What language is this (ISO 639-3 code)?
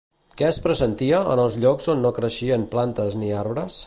cat